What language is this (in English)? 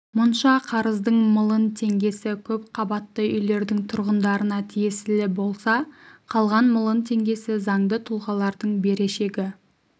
Kazakh